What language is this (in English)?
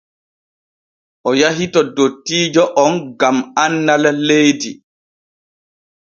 Borgu Fulfulde